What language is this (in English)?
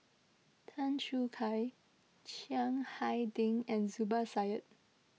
English